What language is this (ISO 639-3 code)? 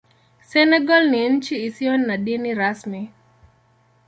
swa